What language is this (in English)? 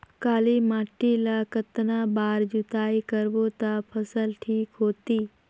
Chhattisgarhi